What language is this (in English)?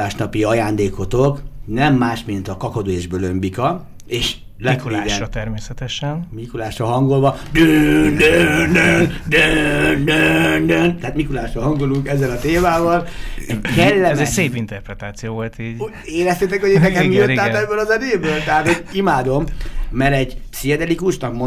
Hungarian